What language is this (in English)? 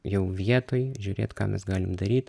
Lithuanian